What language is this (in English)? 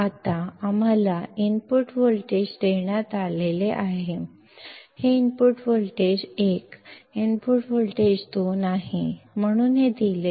Kannada